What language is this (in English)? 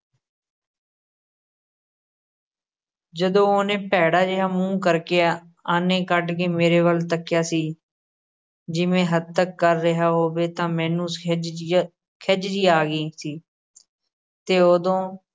Punjabi